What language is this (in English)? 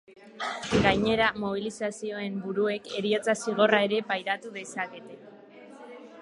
Basque